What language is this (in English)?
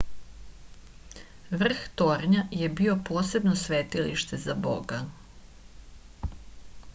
Serbian